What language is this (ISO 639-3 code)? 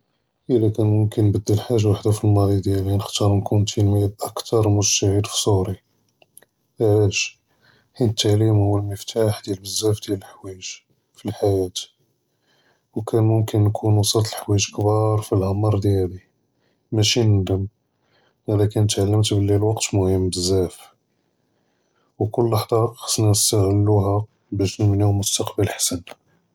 jrb